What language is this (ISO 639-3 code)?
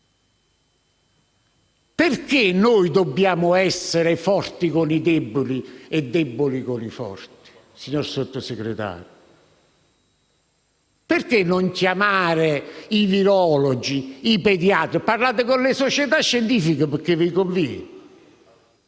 ita